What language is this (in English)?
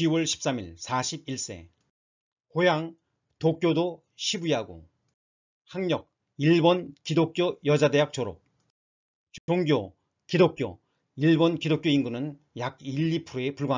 Korean